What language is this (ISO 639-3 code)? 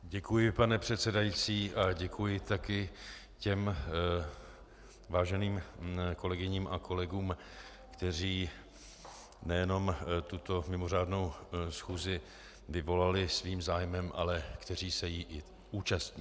ces